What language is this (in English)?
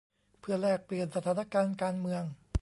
Thai